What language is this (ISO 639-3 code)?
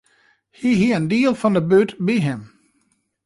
fry